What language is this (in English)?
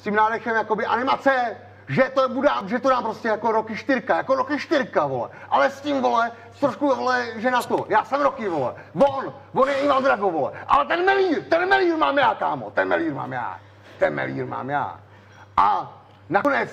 Czech